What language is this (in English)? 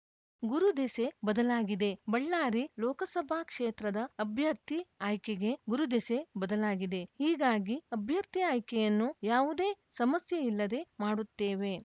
Kannada